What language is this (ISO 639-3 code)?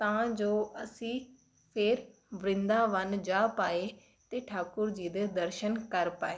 pan